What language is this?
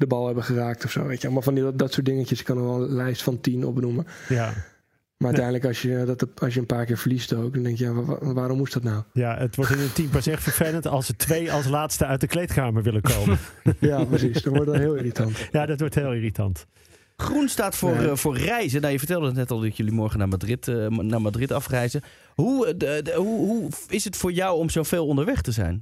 Dutch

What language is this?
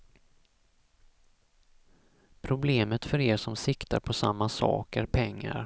Swedish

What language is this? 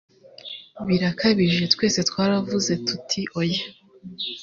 Kinyarwanda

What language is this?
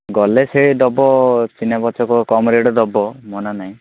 Odia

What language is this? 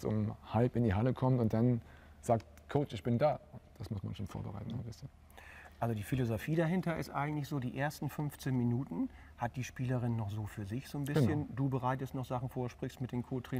German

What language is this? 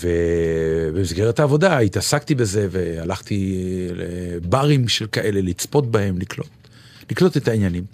Hebrew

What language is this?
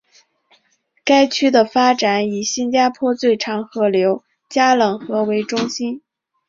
Chinese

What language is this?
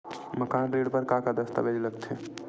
Chhattisgarhi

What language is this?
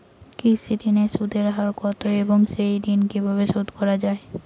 Bangla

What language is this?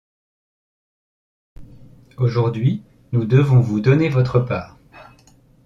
French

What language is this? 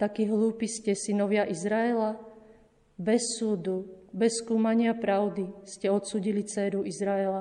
Slovak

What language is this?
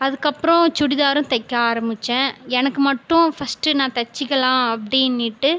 Tamil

